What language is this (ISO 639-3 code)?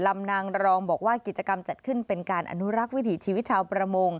tha